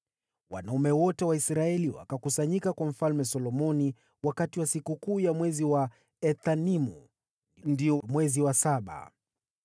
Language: Swahili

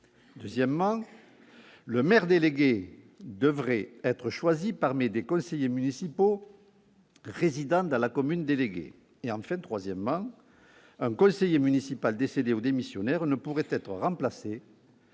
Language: French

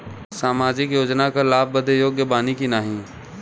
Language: Bhojpuri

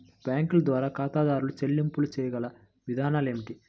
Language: Telugu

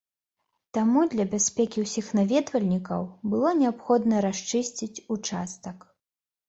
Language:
Belarusian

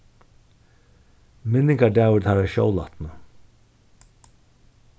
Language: Faroese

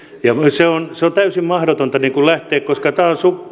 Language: Finnish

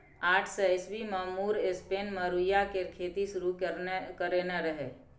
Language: Maithili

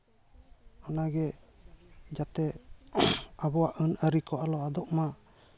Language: Santali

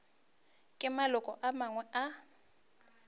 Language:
Northern Sotho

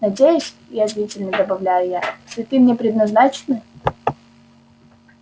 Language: Russian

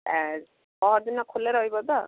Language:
Odia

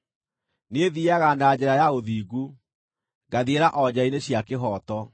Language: Kikuyu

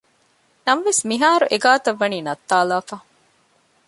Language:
Divehi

